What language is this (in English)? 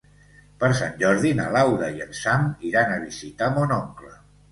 Catalan